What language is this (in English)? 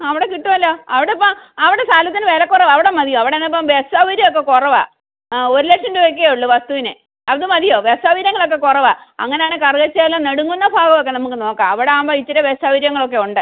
Malayalam